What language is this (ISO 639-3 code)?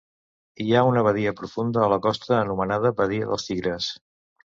cat